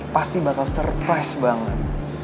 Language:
Indonesian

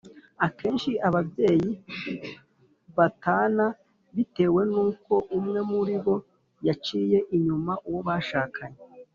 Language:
Kinyarwanda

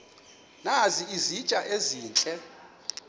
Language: Xhosa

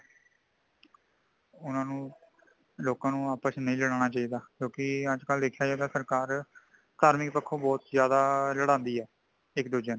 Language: Punjabi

